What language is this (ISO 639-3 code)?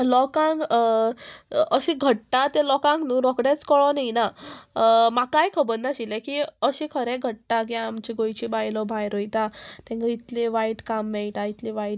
kok